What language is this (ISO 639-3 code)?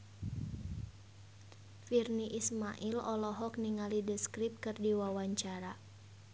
sun